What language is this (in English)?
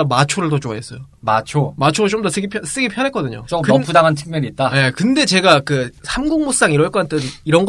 Korean